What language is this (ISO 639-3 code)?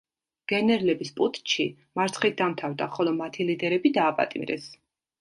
kat